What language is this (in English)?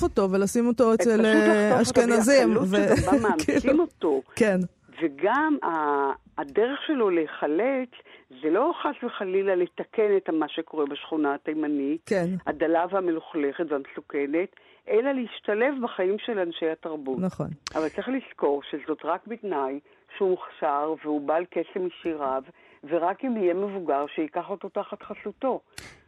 Hebrew